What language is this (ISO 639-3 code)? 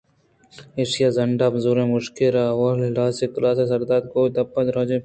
bgp